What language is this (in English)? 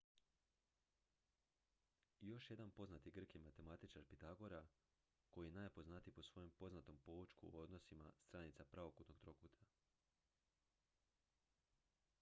Croatian